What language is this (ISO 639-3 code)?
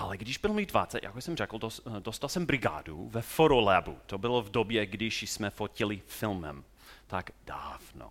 ces